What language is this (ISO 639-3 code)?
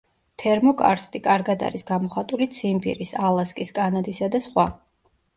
kat